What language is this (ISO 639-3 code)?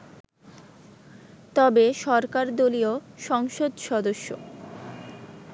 ben